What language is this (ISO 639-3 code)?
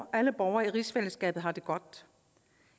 dan